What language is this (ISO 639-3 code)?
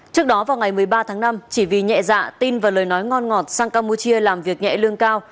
vie